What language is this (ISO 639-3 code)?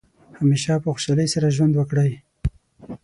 pus